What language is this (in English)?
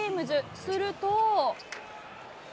Japanese